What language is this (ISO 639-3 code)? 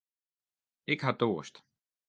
fry